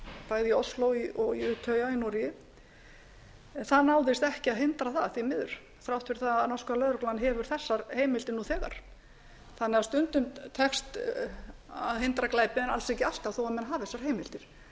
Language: Icelandic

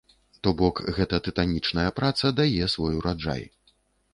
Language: Belarusian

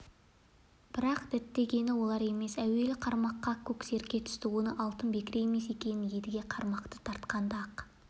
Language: Kazakh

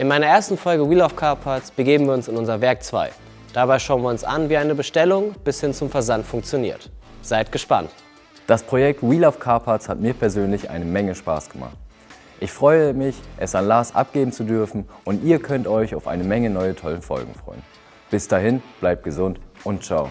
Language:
German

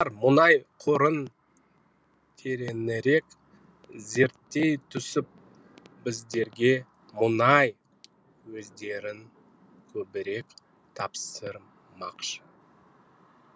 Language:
Kazakh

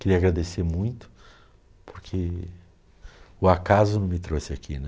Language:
Portuguese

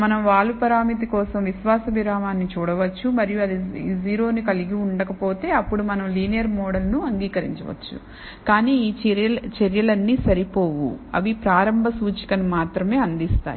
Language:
Telugu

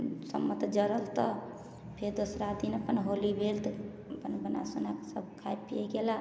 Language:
Maithili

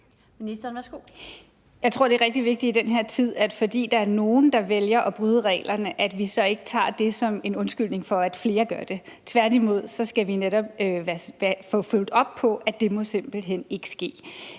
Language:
Danish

